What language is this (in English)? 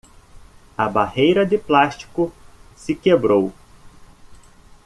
Portuguese